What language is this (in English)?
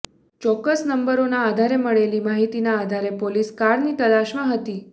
Gujarati